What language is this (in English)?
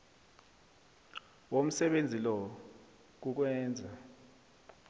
South Ndebele